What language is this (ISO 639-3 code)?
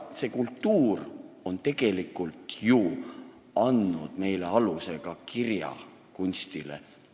est